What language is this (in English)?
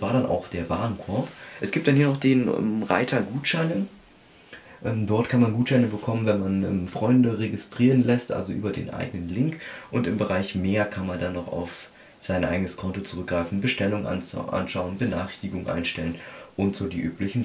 German